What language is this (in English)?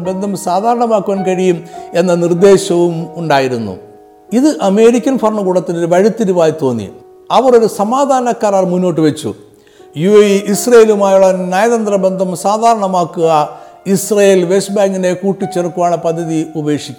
Malayalam